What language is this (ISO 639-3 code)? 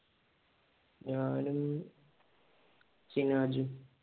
mal